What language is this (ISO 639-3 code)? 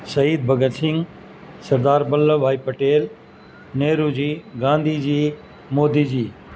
urd